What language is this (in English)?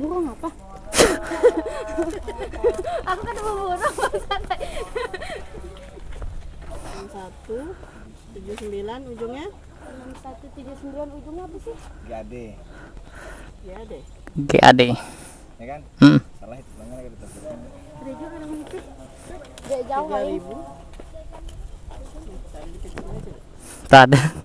Indonesian